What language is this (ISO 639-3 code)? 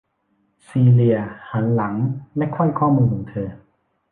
tha